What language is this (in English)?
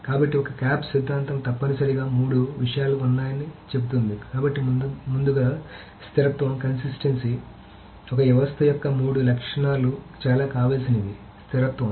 Telugu